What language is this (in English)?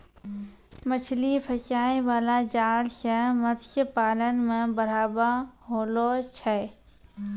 Maithili